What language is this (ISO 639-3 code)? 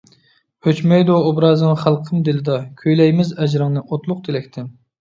uig